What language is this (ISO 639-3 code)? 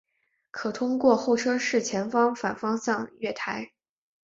zho